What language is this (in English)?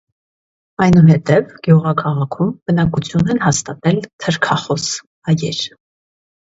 Armenian